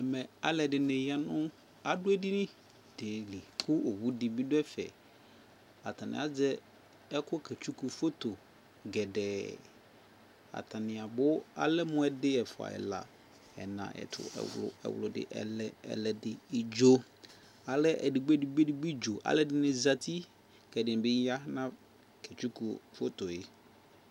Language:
Ikposo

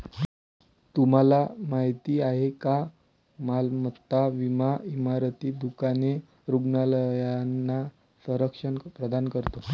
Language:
Marathi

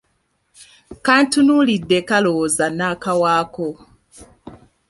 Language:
Ganda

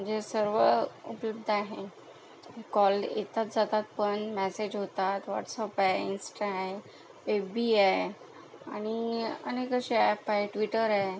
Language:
Marathi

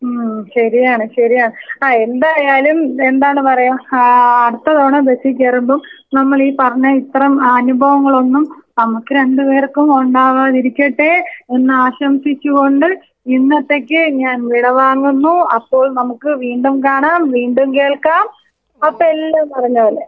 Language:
Malayalam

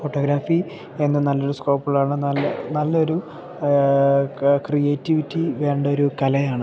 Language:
Malayalam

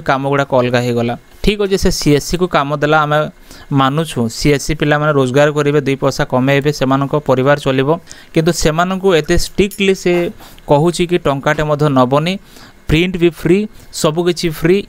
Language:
Bangla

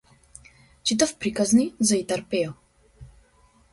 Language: Macedonian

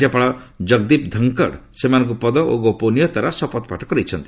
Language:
Odia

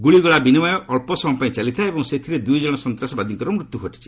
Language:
Odia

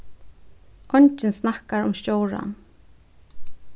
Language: Faroese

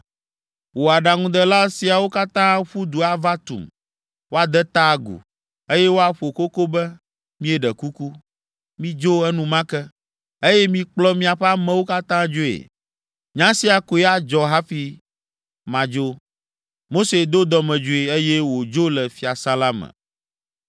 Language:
Ewe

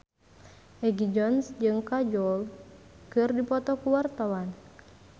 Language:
Sundanese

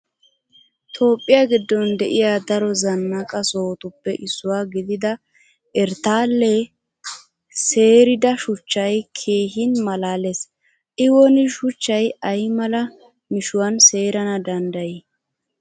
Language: Wolaytta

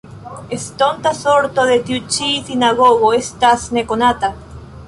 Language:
Esperanto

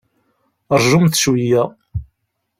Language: Kabyle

